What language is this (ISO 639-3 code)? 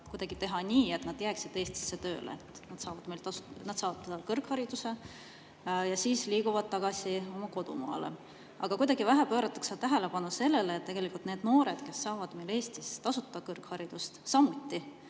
est